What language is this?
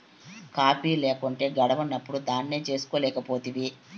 Telugu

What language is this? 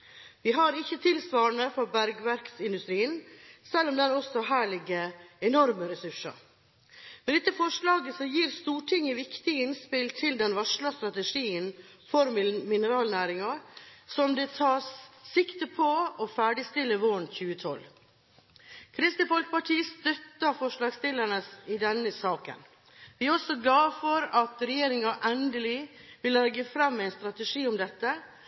Norwegian Bokmål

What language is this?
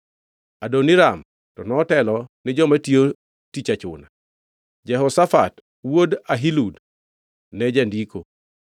Luo (Kenya and Tanzania)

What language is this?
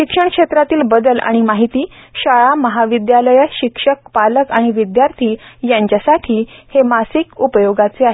Marathi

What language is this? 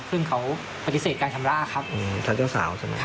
Thai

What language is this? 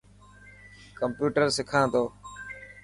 Dhatki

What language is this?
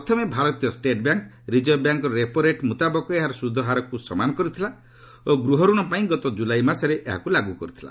Odia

